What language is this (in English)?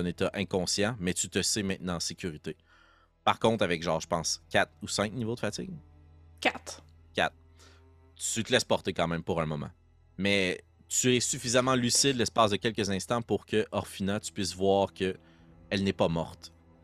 French